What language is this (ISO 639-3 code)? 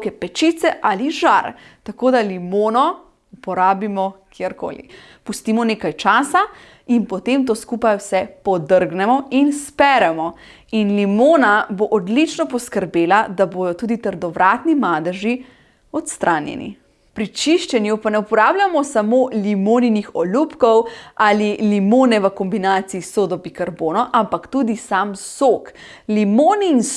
slv